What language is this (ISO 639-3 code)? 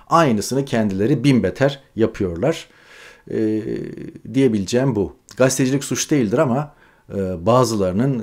tur